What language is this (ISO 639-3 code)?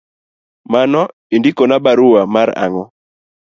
luo